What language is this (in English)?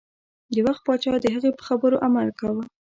Pashto